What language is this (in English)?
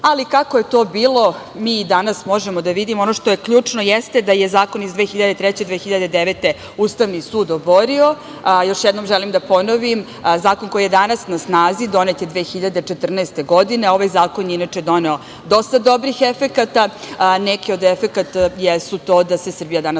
Serbian